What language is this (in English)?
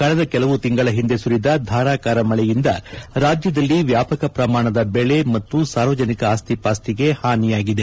Kannada